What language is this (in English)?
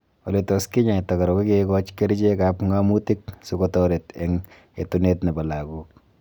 Kalenjin